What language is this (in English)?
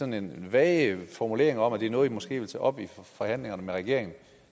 Danish